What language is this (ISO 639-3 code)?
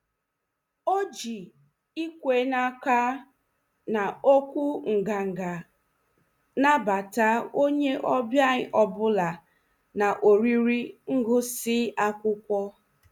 ibo